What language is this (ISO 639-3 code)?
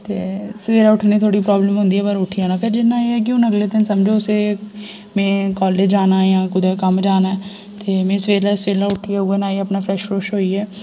doi